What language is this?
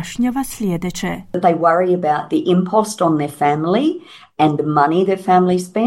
Croatian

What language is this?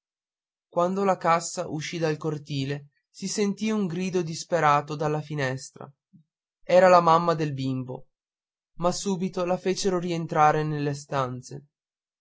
Italian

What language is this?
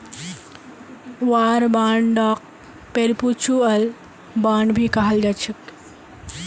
Magahi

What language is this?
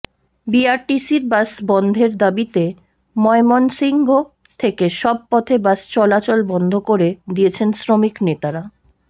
Bangla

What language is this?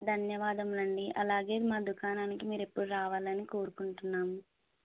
Telugu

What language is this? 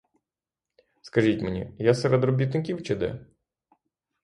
Ukrainian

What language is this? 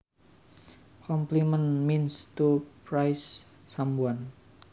Javanese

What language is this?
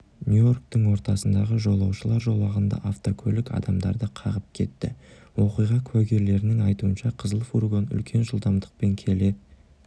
Kazakh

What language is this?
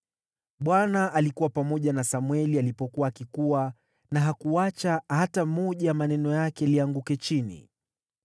Swahili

